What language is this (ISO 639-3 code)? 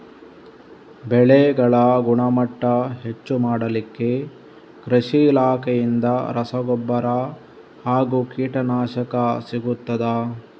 kan